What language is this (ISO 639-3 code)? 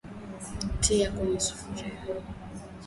swa